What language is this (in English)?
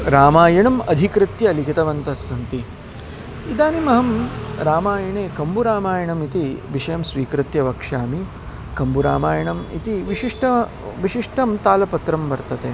Sanskrit